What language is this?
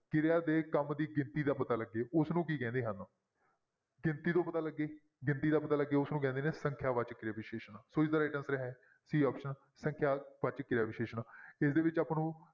Punjabi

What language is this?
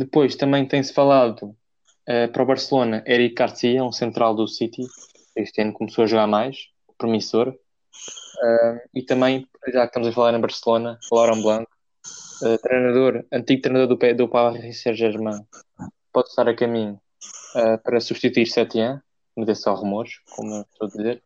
Portuguese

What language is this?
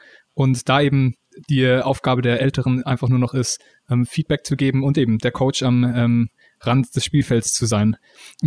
German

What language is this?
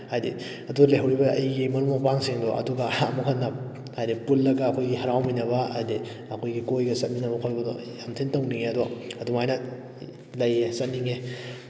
Manipuri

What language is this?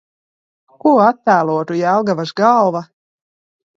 Latvian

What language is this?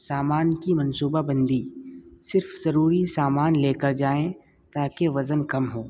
Urdu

